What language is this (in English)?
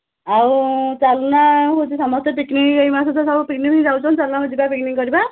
Odia